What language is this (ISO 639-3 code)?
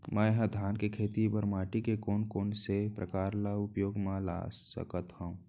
hne